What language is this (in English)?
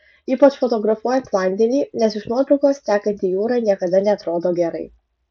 Lithuanian